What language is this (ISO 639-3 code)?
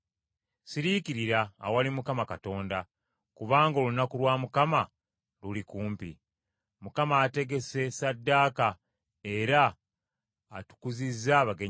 lug